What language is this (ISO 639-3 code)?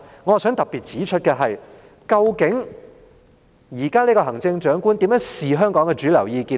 yue